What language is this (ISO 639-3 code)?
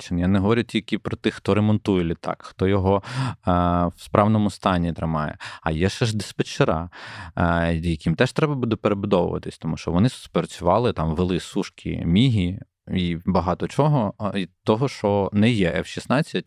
ukr